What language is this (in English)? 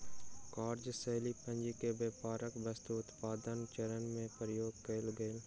Maithili